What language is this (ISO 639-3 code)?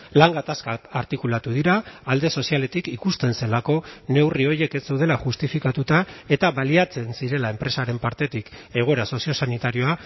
eus